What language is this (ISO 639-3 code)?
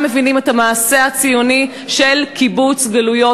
heb